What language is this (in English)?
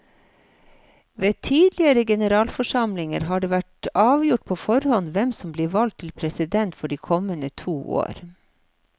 Norwegian